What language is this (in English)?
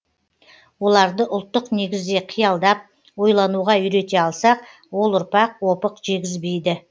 Kazakh